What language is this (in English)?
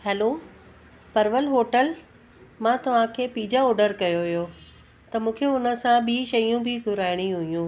Sindhi